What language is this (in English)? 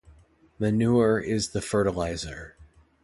English